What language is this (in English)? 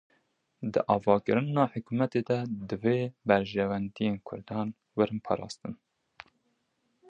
Kurdish